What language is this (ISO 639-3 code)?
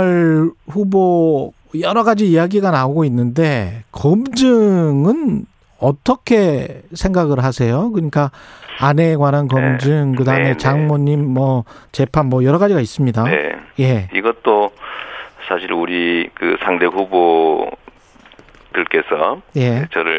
kor